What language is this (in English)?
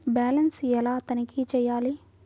Telugu